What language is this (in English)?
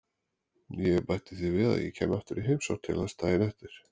Icelandic